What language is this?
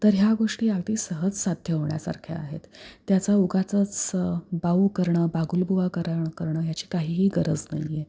Marathi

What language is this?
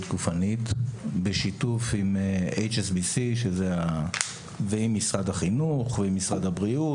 Hebrew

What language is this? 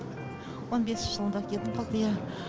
Kazakh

